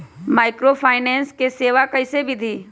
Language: Magahi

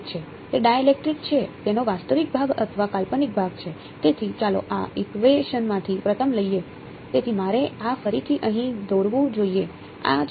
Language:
Gujarati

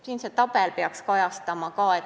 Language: Estonian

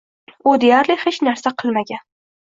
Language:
Uzbek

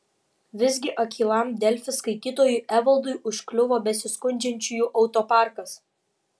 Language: Lithuanian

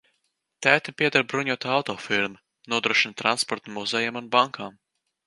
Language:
Latvian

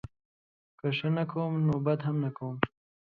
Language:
Pashto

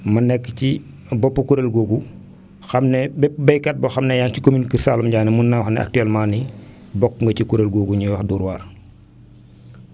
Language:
Wolof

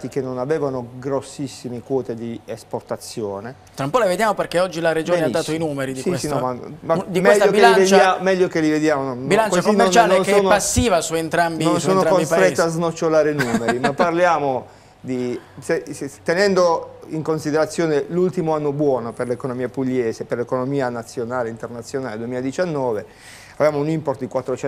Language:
Italian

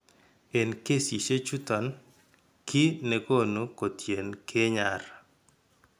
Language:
Kalenjin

